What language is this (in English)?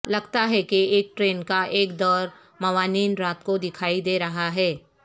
Urdu